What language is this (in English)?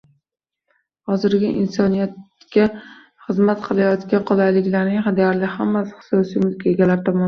Uzbek